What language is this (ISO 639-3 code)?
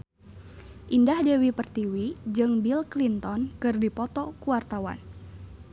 sun